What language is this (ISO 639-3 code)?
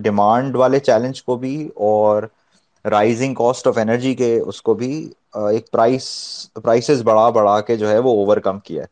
urd